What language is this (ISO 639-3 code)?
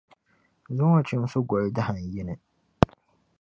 dag